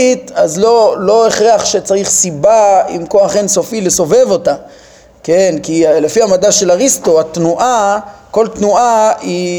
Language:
Hebrew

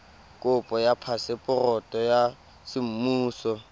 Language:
Tswana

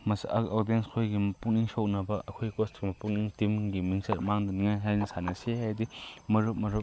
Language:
Manipuri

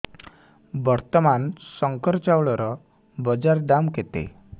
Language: Odia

